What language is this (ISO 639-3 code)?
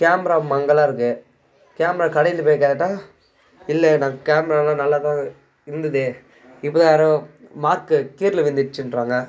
tam